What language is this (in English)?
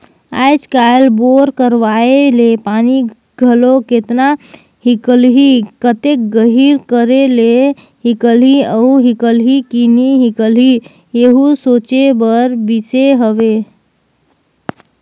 Chhattisgarhi